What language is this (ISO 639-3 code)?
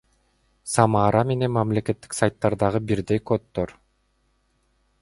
kir